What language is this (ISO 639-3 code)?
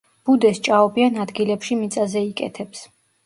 kat